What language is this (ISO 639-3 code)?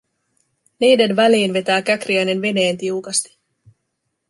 fin